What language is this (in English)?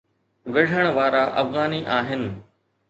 Sindhi